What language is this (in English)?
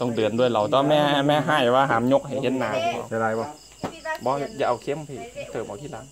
Thai